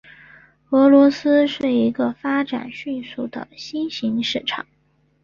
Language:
Chinese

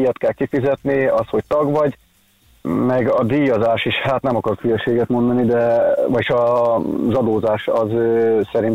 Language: Hungarian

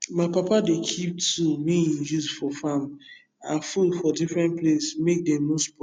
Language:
Nigerian Pidgin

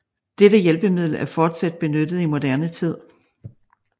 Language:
Danish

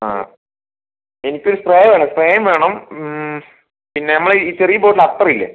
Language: Malayalam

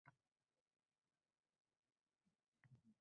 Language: Uzbek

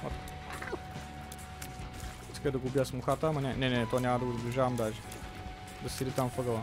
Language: Bulgarian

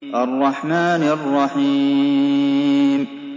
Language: Arabic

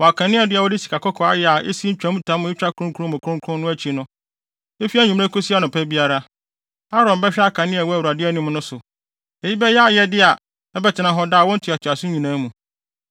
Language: Akan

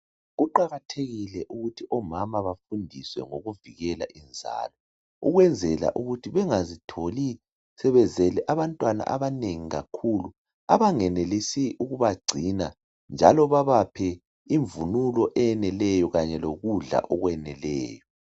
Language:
North Ndebele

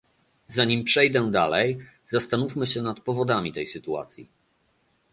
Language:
Polish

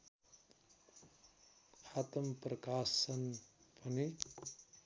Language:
Nepali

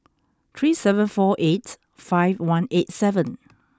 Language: English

